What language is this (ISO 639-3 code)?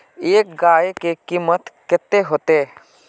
mag